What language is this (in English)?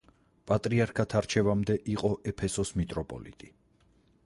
Georgian